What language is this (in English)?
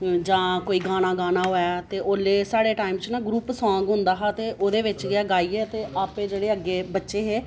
Dogri